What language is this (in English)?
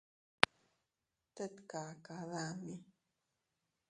Teutila Cuicatec